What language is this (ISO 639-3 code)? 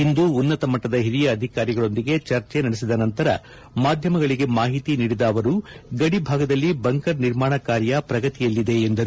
kan